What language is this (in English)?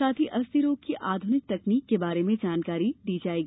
Hindi